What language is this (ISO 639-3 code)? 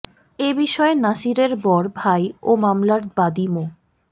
ben